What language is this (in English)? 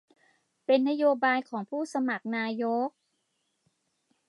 Thai